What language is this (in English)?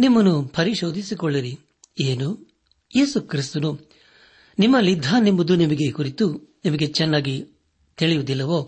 Kannada